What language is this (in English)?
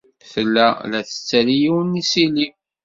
Kabyle